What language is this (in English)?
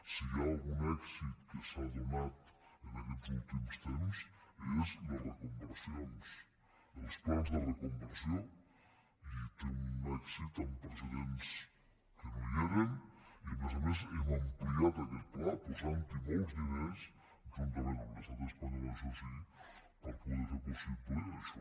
Catalan